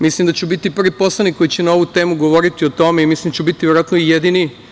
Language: Serbian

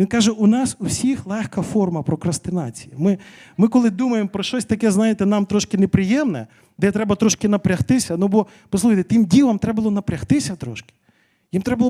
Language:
Ukrainian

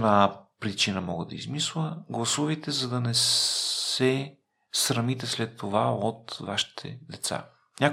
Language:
Bulgarian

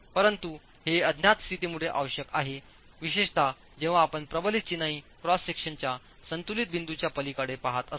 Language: Marathi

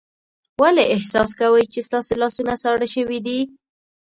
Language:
Pashto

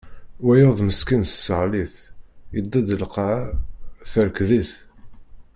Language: Kabyle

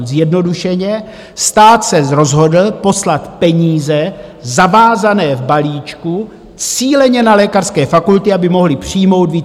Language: Czech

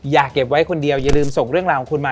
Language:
Thai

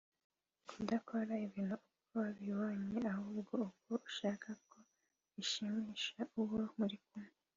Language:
Kinyarwanda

